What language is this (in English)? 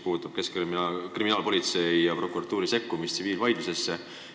Estonian